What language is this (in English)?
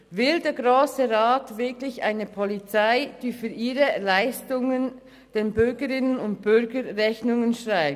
Swiss German